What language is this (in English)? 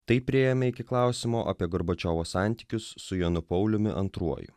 Lithuanian